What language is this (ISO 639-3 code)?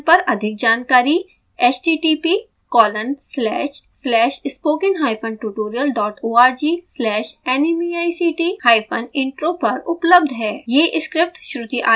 hin